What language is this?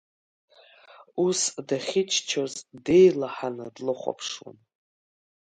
Abkhazian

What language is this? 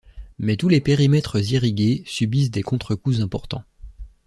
French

